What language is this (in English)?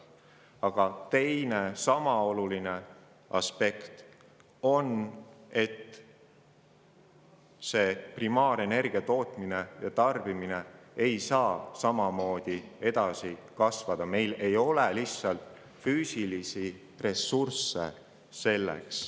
Estonian